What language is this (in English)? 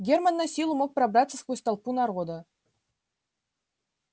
Russian